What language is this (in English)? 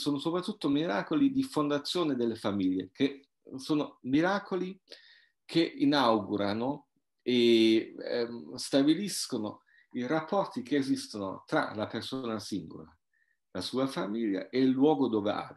Italian